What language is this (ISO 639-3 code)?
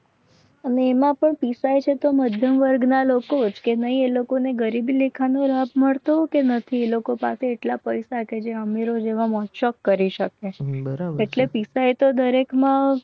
guj